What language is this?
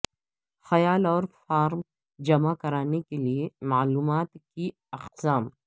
Urdu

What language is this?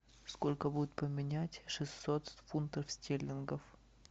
Russian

